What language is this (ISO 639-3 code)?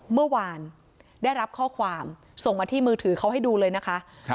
tha